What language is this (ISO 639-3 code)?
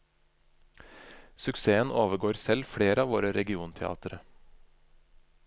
nor